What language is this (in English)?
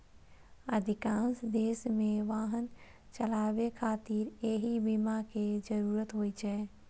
Maithili